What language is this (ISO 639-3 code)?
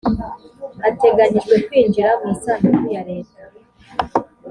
kin